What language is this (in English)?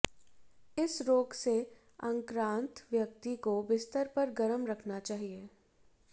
Hindi